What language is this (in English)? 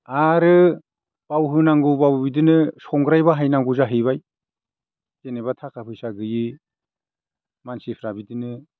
Bodo